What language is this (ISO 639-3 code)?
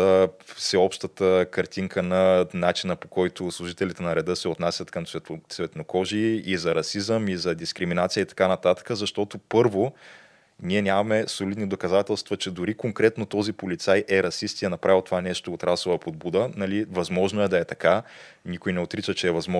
bul